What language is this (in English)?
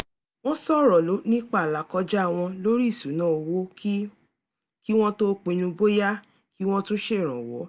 Yoruba